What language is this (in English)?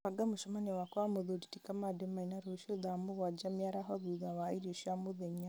Kikuyu